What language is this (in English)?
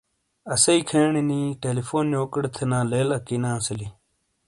Shina